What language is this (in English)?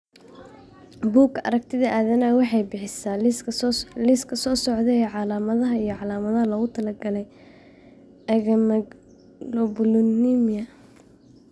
Somali